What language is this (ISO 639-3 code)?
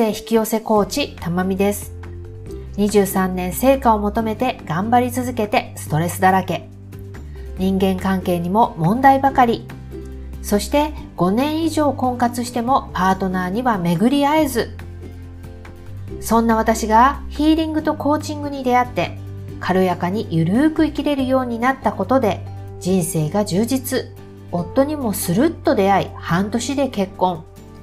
jpn